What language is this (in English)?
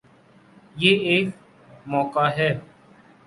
Urdu